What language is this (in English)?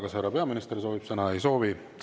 Estonian